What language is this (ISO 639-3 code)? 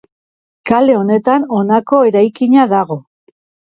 eus